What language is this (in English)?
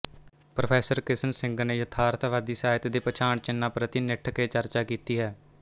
Punjabi